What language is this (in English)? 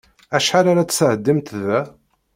Kabyle